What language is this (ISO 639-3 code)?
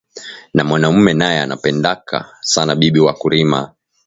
swa